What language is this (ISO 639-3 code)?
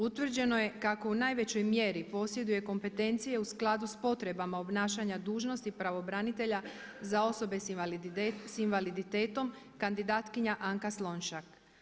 hrv